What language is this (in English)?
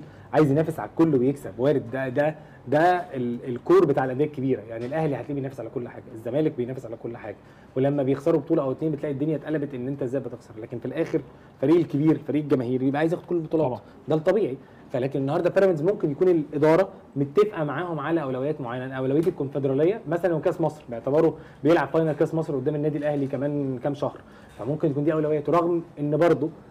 Arabic